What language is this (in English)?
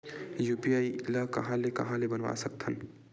Chhattisgarhi